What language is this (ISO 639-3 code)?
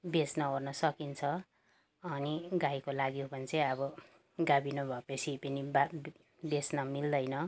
nep